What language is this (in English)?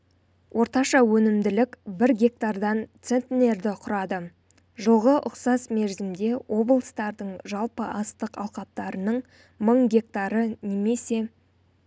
Kazakh